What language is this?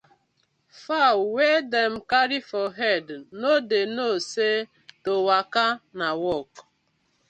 Nigerian Pidgin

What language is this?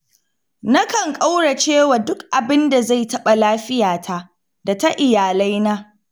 Hausa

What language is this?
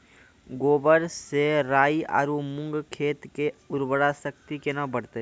Maithili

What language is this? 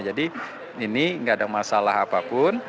Indonesian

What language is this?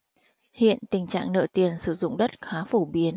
Vietnamese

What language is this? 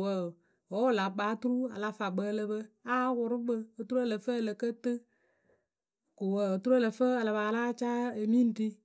Akebu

